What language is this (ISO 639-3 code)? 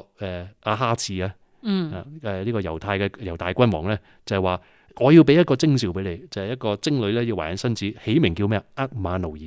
zho